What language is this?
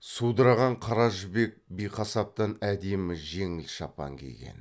Kazakh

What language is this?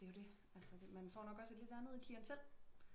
Danish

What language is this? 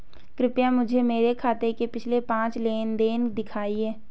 Hindi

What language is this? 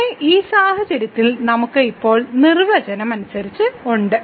Malayalam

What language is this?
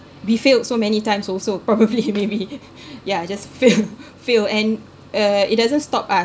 English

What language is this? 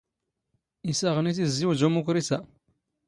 Standard Moroccan Tamazight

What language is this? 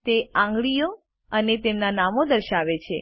Gujarati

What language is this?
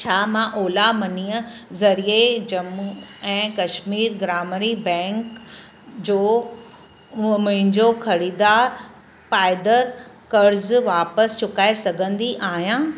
Sindhi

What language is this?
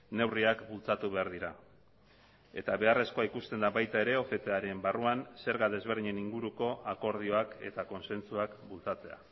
Basque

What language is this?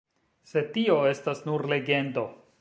Esperanto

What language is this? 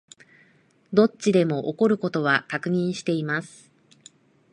Japanese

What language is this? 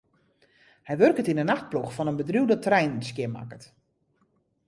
Western Frisian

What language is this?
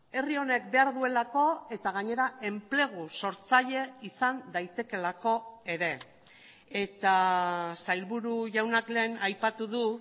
Basque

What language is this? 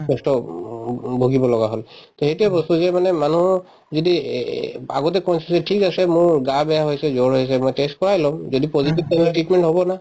Assamese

